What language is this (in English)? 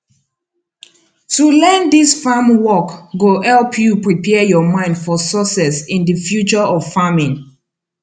Nigerian Pidgin